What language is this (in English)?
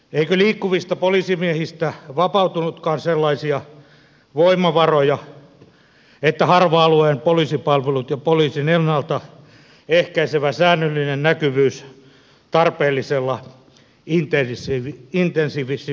Finnish